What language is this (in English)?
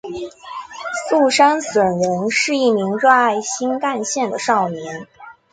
Chinese